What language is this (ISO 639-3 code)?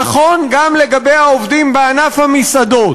heb